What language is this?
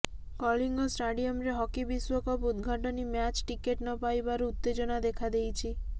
Odia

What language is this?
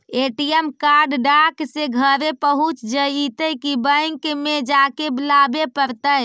Magahi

